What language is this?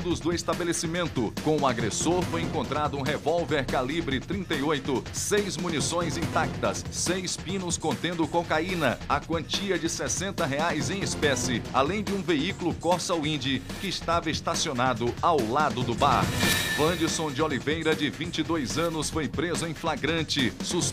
Portuguese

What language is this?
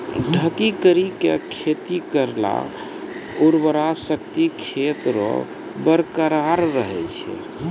Maithili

